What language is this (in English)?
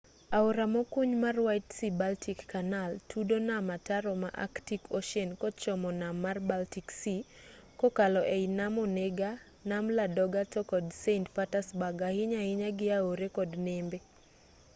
Luo (Kenya and Tanzania)